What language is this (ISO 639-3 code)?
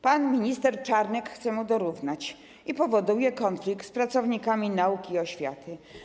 pol